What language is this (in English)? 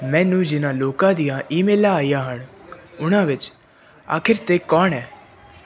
Punjabi